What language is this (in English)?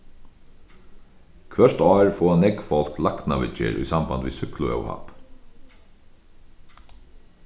Faroese